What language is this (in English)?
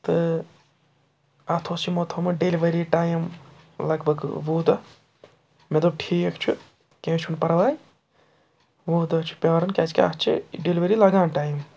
Kashmiri